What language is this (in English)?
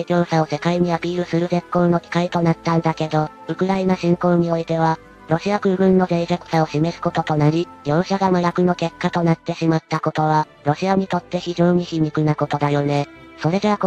Japanese